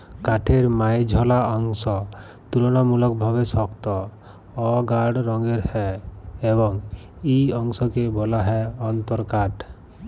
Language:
Bangla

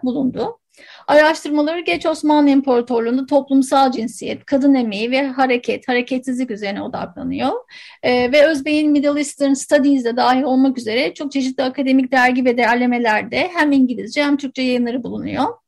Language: Turkish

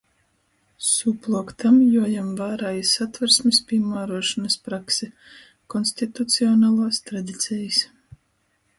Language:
Latgalian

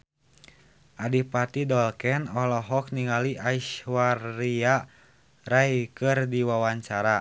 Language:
Sundanese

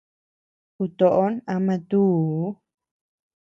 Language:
Tepeuxila Cuicatec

